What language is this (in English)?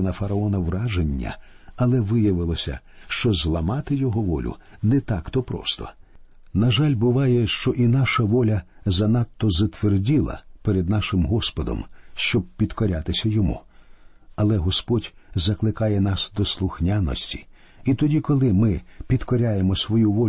Ukrainian